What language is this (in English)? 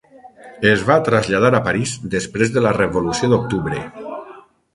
Catalan